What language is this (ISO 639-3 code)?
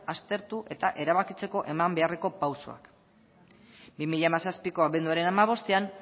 eus